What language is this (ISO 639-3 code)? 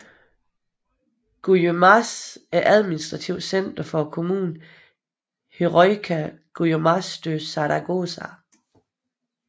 dan